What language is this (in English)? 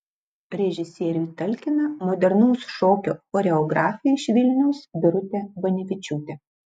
Lithuanian